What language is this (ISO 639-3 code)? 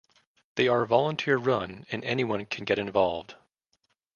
eng